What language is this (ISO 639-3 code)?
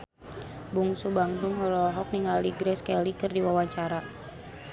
sun